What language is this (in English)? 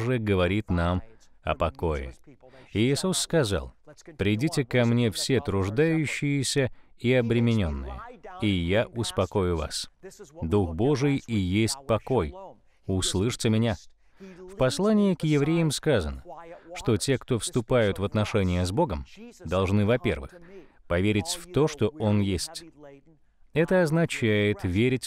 Russian